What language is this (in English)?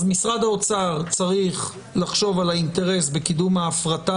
Hebrew